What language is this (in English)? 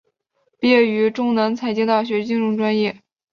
Chinese